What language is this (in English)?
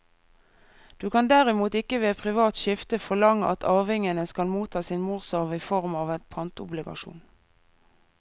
Norwegian